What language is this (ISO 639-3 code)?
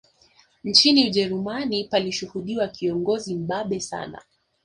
swa